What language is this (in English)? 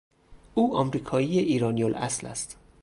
Persian